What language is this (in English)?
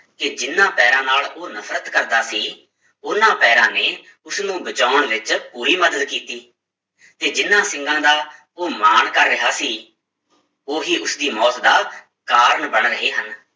Punjabi